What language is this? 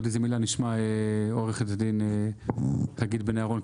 Hebrew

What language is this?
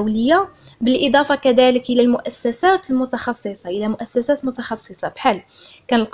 Arabic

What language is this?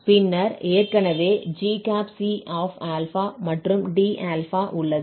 Tamil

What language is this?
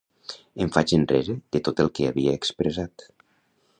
Catalan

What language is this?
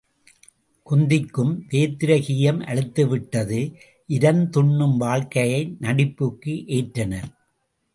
Tamil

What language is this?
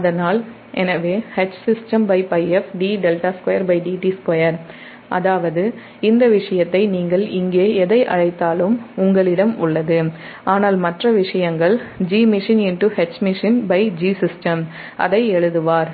Tamil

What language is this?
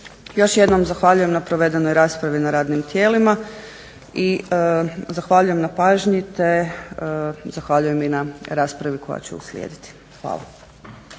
Croatian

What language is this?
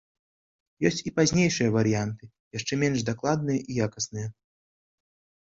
Belarusian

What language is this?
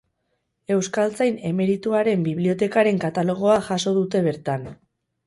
Basque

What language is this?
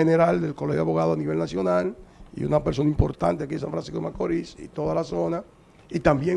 Spanish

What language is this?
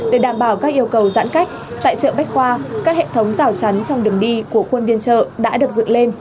Vietnamese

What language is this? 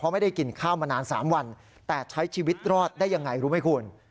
Thai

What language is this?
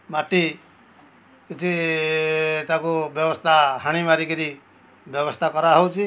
Odia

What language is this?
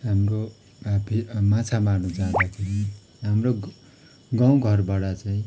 Nepali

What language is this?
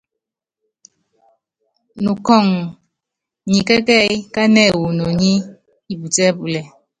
Yangben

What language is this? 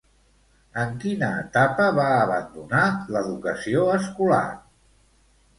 Catalan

